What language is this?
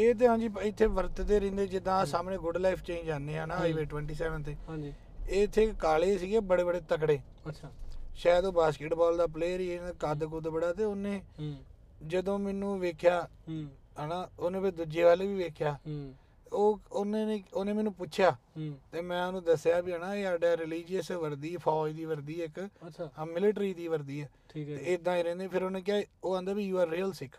Punjabi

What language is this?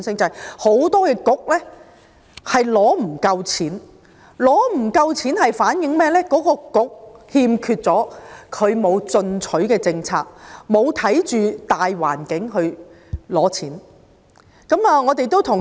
Cantonese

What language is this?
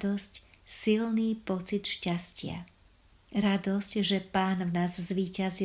Slovak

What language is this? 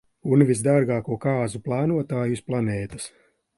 Latvian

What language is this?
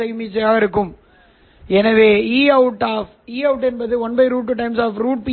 Tamil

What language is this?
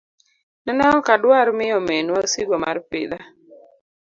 Luo (Kenya and Tanzania)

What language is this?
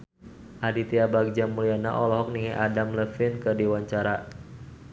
Sundanese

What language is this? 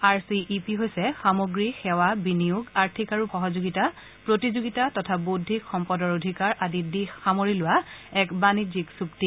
Assamese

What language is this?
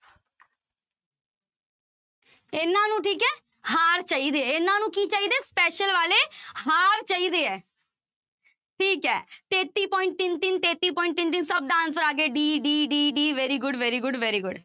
Punjabi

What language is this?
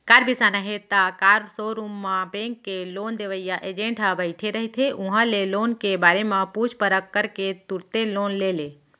Chhattisgarhi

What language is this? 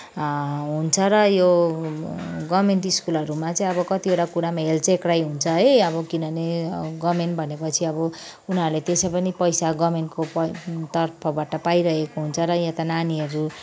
Nepali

